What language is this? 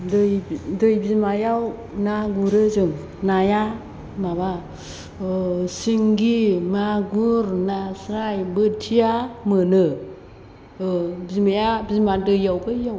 Bodo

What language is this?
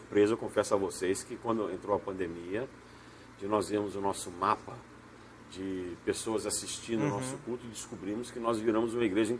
Portuguese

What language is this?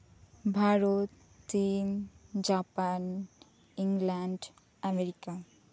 Santali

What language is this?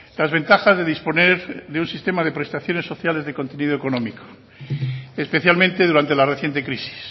Spanish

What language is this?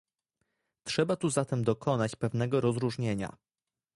Polish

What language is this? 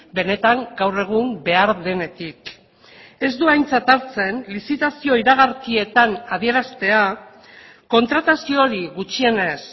Basque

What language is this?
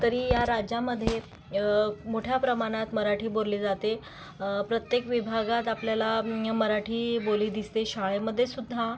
Marathi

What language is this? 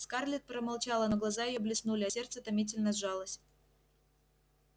Russian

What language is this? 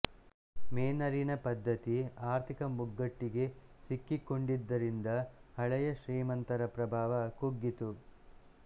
Kannada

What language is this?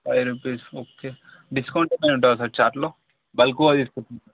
Telugu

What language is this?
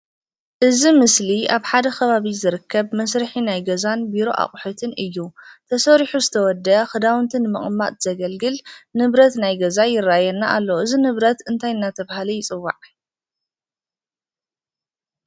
Tigrinya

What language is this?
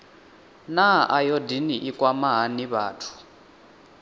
Venda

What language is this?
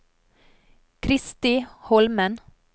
Norwegian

